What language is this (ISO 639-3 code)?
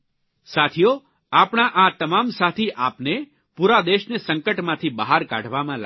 guj